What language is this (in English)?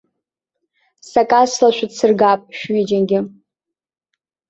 Abkhazian